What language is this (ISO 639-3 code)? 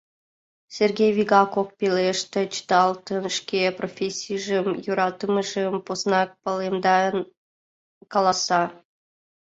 chm